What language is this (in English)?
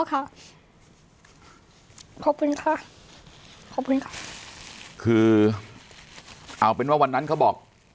Thai